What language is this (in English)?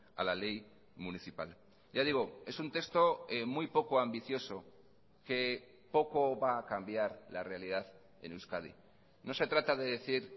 Spanish